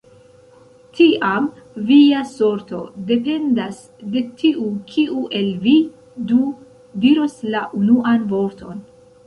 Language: Esperanto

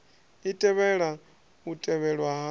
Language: Venda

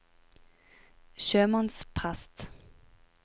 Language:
Norwegian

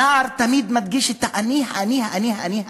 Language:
Hebrew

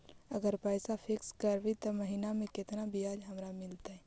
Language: Magahi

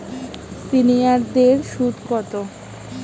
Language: Bangla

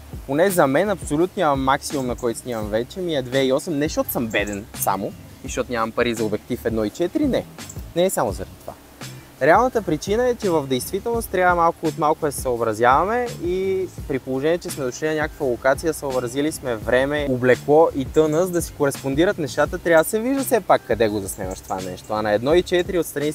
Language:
Bulgarian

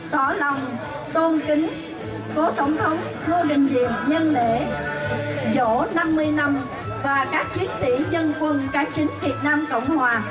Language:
Vietnamese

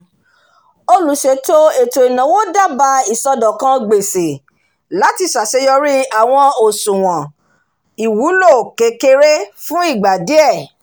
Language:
Yoruba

